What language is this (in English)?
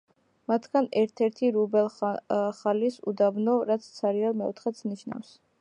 Georgian